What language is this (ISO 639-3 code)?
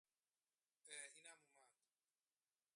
fas